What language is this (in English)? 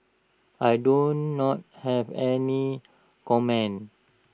English